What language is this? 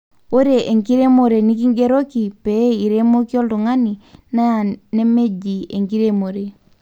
Masai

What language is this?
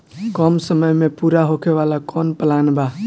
Bhojpuri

